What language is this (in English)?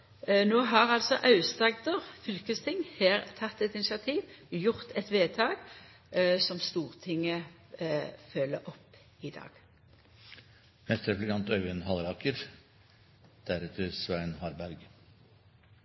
Norwegian Nynorsk